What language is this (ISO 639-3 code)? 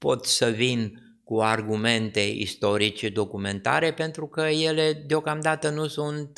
ron